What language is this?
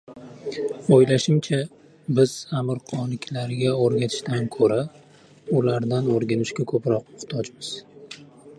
Uzbek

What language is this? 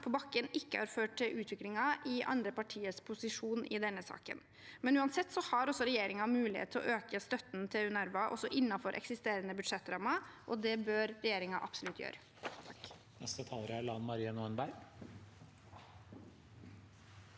Norwegian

